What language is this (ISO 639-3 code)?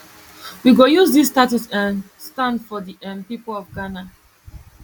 pcm